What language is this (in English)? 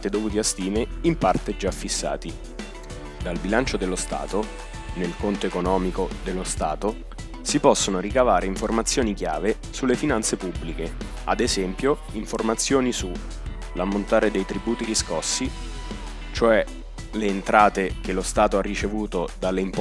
Italian